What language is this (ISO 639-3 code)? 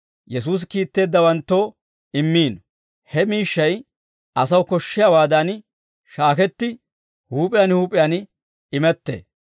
dwr